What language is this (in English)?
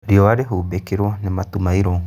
Kikuyu